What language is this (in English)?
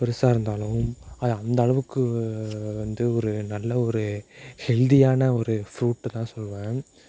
Tamil